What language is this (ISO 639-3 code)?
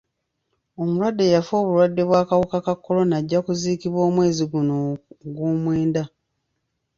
lug